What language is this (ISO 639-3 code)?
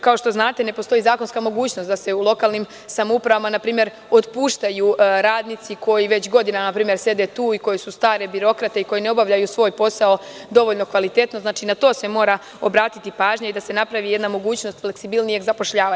srp